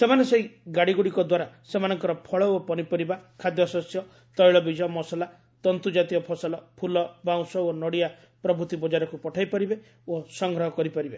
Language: Odia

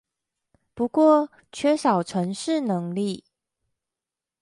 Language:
Chinese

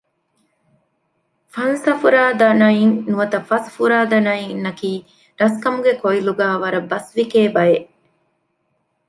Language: Divehi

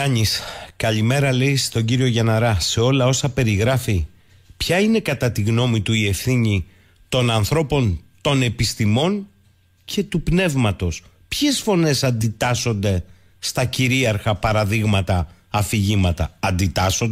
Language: Greek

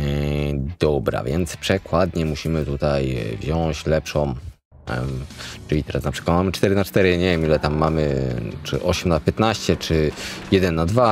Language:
Polish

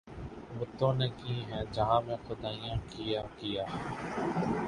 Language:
Urdu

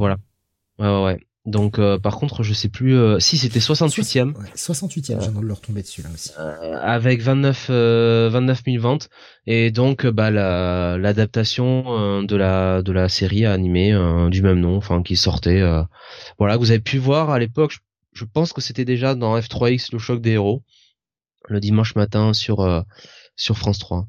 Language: French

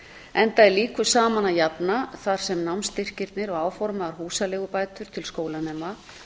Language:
Icelandic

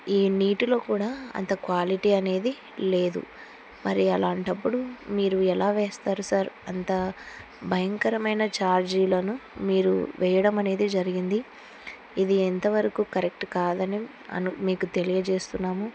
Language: Telugu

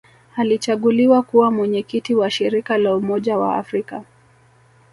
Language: Swahili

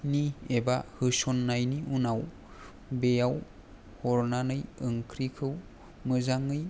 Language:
Bodo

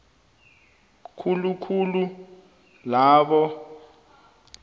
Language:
South Ndebele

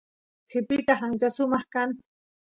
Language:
Santiago del Estero Quichua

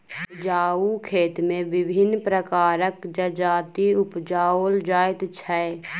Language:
Maithili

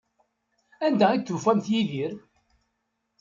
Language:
Kabyle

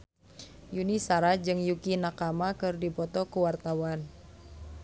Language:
Sundanese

